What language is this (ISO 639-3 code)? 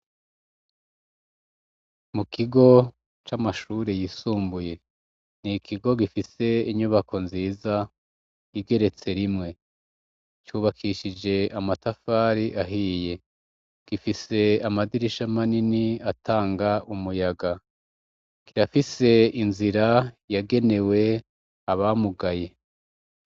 run